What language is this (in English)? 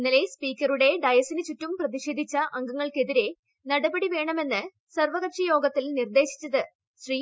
Malayalam